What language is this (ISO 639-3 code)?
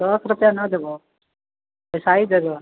mai